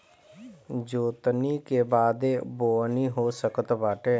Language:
Bhojpuri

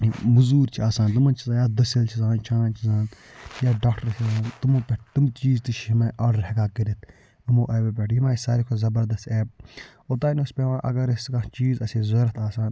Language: Kashmiri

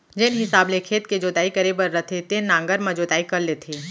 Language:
Chhattisgarhi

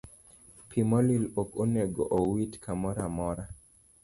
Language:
Luo (Kenya and Tanzania)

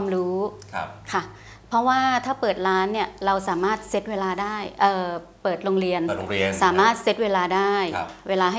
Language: Thai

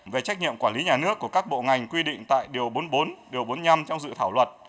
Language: Vietnamese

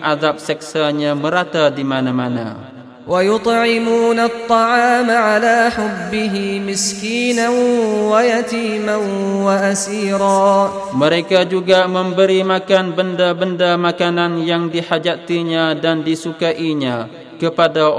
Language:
Malay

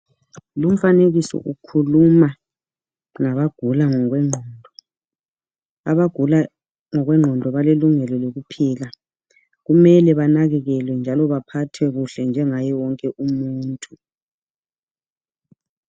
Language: North Ndebele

